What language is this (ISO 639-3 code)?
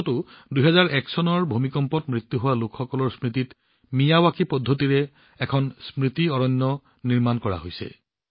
asm